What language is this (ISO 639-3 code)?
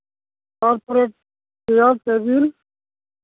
sat